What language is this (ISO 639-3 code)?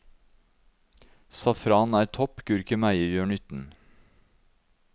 nor